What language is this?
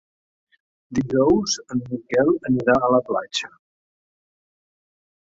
Catalan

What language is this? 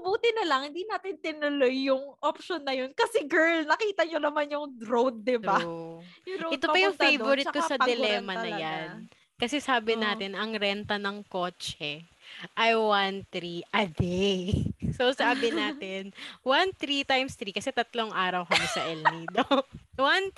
Filipino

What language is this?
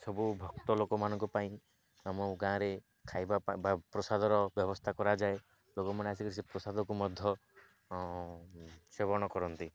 Odia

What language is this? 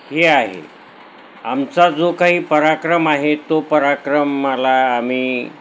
Marathi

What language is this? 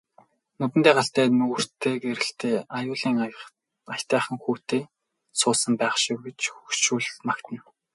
Mongolian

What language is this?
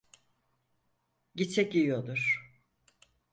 Turkish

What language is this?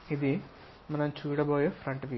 Telugu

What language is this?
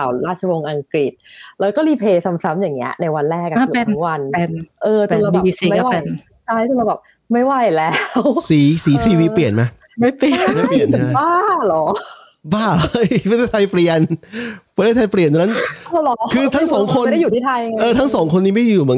Thai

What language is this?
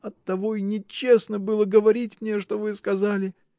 Russian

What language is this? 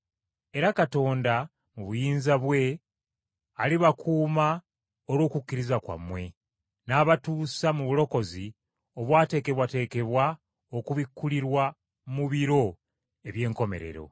Ganda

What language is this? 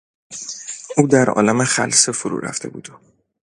Persian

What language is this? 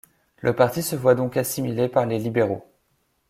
French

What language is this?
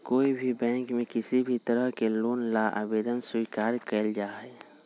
Magahi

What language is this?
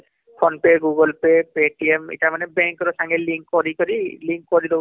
Odia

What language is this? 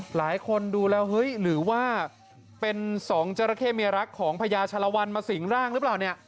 Thai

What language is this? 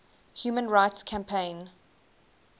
English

